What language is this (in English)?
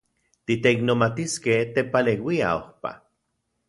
Central Puebla Nahuatl